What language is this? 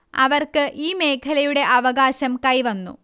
Malayalam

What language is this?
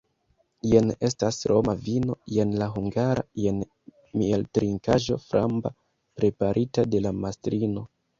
Esperanto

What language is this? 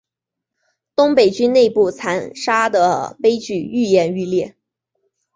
Chinese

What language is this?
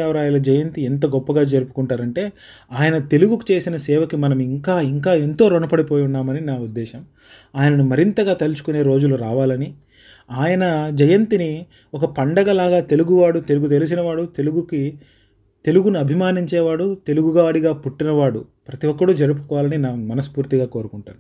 Telugu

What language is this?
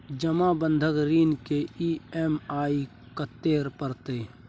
Maithili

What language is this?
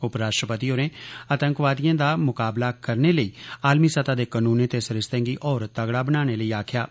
Dogri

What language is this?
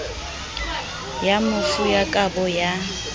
Southern Sotho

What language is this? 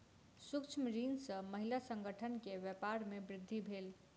Maithili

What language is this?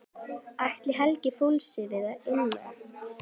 Icelandic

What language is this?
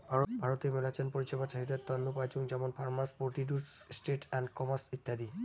Bangla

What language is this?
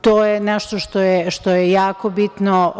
Serbian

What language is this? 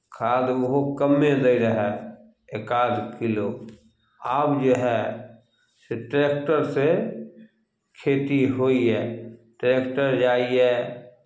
Maithili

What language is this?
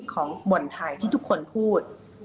Thai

